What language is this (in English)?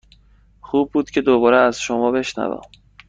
Persian